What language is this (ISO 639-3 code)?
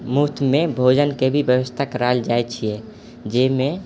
mai